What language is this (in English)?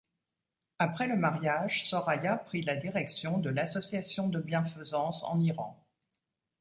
French